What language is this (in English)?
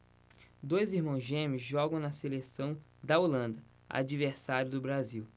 Portuguese